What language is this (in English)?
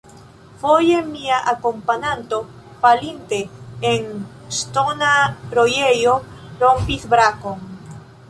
Esperanto